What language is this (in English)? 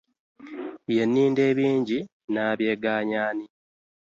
Ganda